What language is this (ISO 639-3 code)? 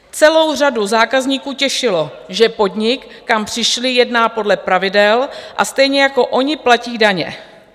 ces